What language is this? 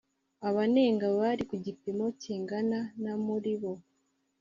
Kinyarwanda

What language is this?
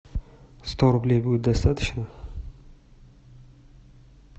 Russian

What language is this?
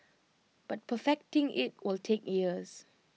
English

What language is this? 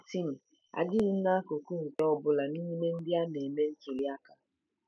Igbo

